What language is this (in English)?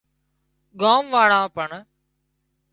Wadiyara Koli